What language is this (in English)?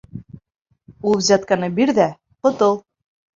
Bashkir